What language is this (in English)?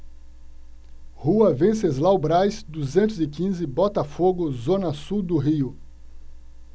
Portuguese